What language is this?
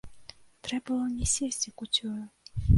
Belarusian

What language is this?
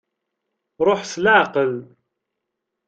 Kabyle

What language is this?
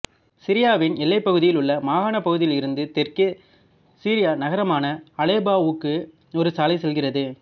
Tamil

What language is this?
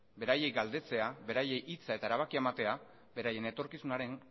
Basque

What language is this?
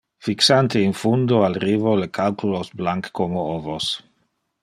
Interlingua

